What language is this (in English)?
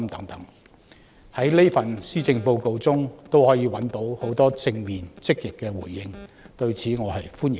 Cantonese